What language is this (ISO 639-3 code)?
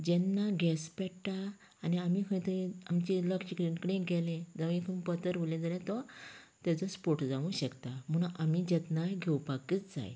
kok